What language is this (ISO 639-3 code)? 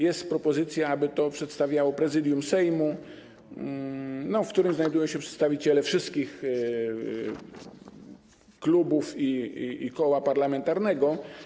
pol